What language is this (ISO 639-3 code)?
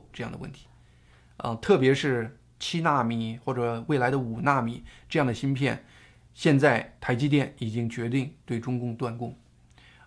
zho